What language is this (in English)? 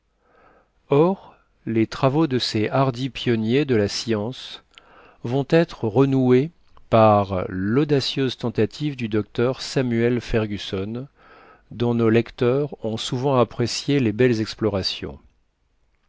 French